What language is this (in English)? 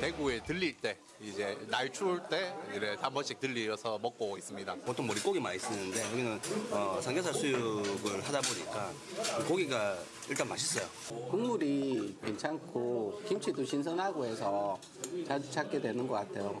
Korean